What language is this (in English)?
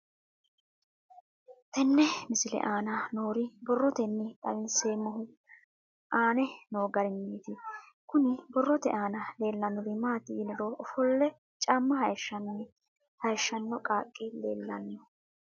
Sidamo